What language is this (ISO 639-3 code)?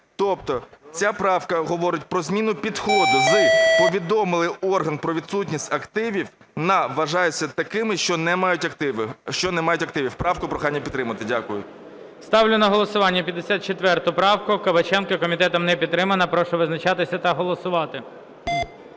ukr